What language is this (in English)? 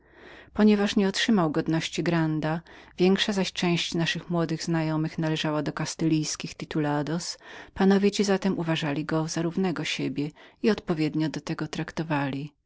Polish